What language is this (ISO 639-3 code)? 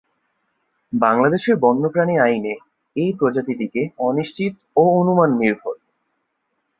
ben